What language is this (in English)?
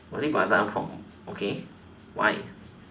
English